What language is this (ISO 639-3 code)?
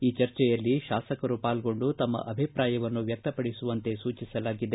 kan